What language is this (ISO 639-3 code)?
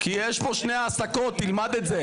heb